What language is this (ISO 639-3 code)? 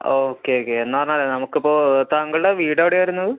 mal